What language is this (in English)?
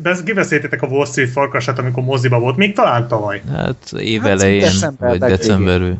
Hungarian